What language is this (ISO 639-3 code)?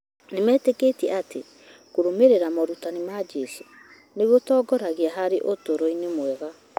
kik